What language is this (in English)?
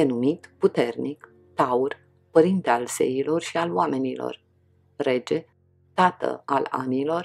Romanian